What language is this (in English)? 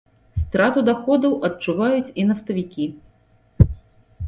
Belarusian